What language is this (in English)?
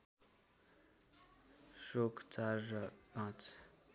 Nepali